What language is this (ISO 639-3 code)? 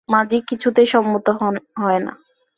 ben